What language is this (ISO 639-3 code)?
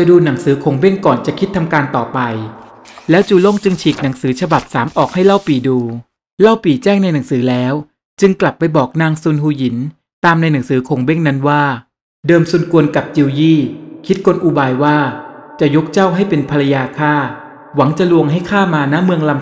tha